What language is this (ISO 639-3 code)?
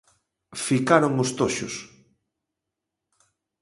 glg